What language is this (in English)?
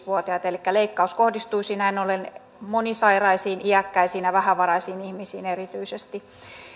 Finnish